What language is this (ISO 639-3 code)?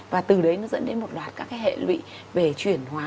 vie